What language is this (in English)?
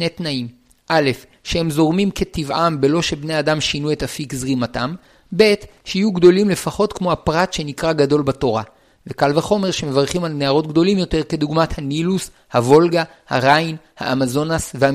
Hebrew